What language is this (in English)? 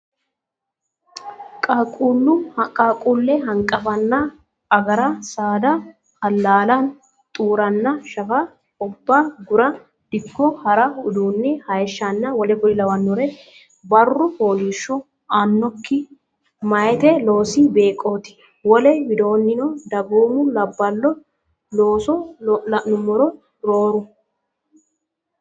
Sidamo